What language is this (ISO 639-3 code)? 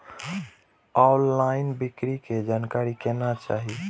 mai